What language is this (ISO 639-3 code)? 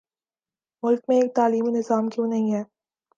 urd